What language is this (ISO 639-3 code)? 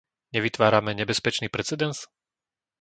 slk